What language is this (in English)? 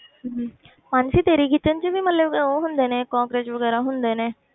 Punjabi